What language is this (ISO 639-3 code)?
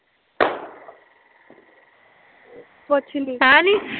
pan